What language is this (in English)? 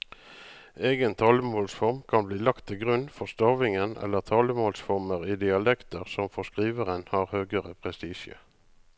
Norwegian